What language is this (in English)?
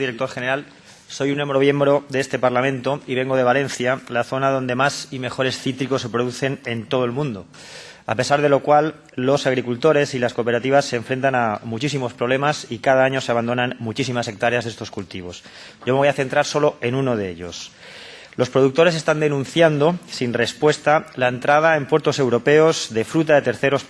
Spanish